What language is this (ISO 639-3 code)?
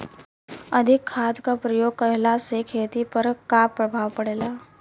bho